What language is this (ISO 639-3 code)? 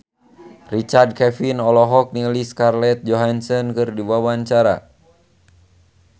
sun